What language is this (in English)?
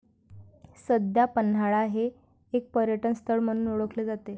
Marathi